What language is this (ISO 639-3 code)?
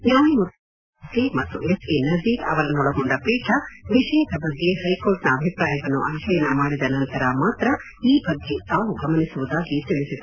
kan